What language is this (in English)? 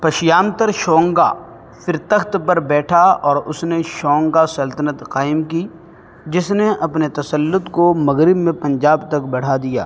Urdu